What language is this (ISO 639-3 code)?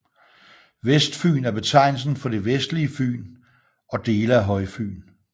dan